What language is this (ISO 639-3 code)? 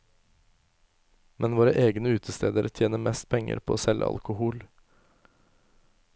nor